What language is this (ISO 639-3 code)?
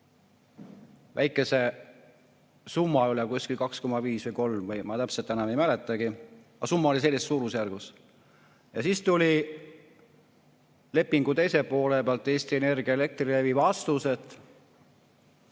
est